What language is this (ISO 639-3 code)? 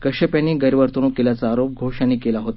mar